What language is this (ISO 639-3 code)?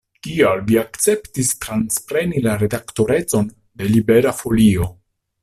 epo